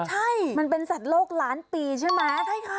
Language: Thai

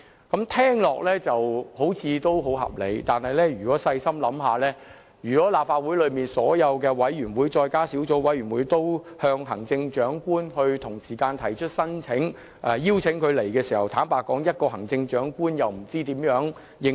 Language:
Cantonese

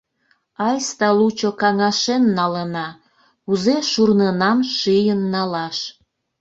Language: Mari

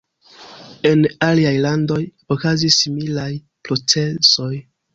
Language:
Esperanto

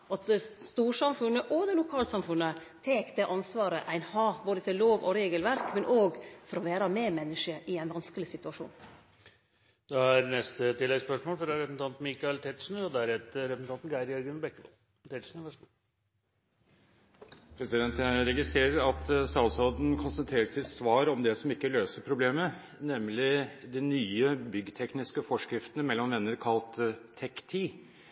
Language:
Norwegian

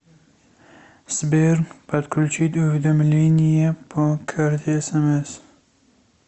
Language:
Russian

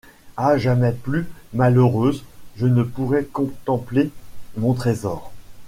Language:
French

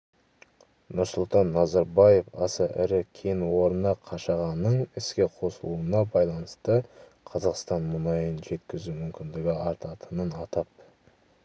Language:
Kazakh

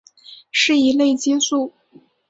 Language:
Chinese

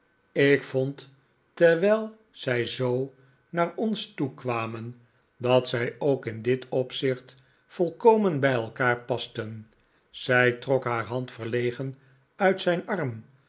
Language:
Dutch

